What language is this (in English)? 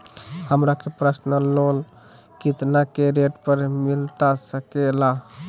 Magahi